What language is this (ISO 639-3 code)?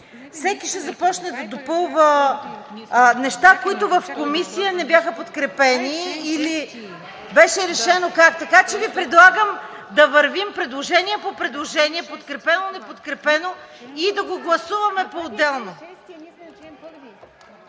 bul